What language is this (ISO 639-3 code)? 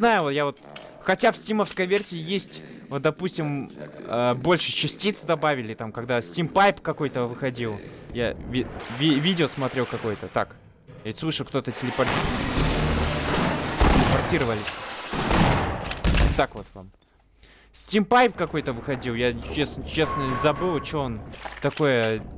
rus